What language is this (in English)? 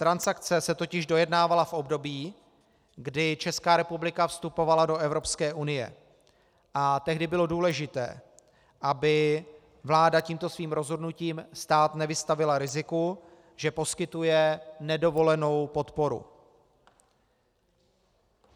Czech